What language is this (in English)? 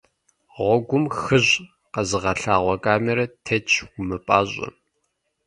Kabardian